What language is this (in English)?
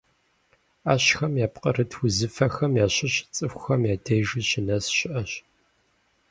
Kabardian